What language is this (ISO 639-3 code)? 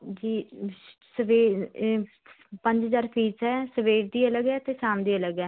pan